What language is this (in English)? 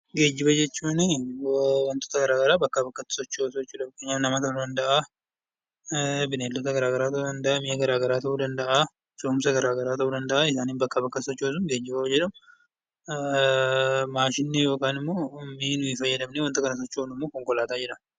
Oromo